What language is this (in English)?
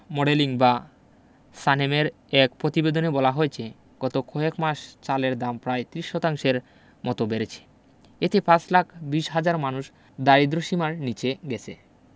Bangla